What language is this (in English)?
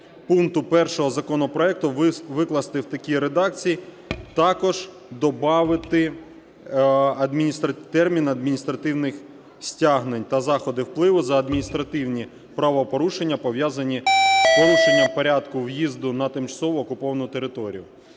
Ukrainian